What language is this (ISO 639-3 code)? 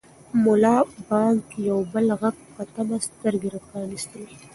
pus